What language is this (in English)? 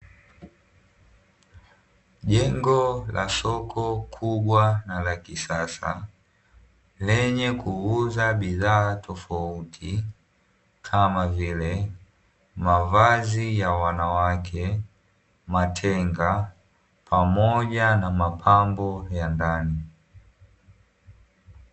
Swahili